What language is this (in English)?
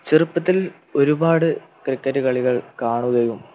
Malayalam